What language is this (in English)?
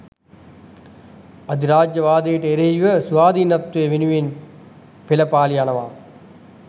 Sinhala